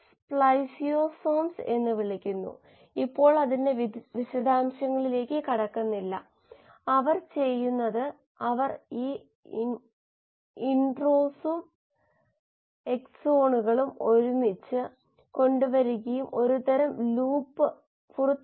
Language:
Malayalam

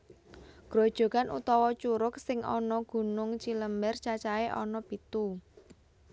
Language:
Javanese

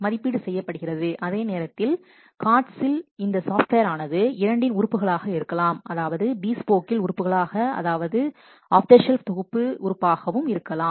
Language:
Tamil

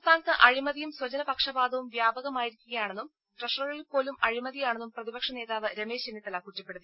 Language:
Malayalam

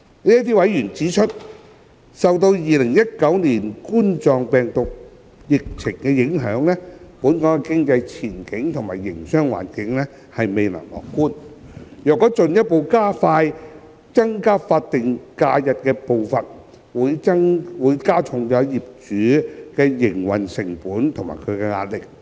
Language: Cantonese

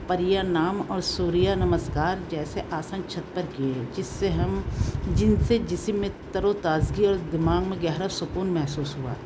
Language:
Urdu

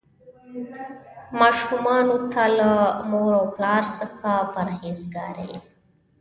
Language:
Pashto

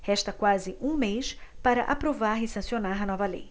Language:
Portuguese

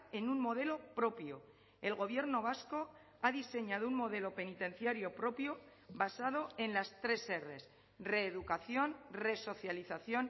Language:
Spanish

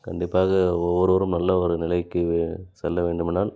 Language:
Tamil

